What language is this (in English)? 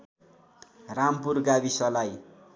Nepali